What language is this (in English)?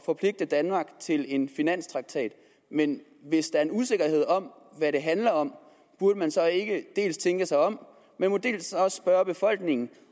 Danish